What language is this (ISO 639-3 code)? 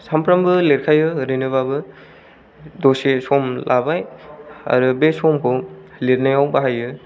brx